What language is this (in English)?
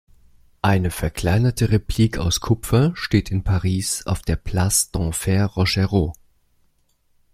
German